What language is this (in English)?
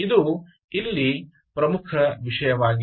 Kannada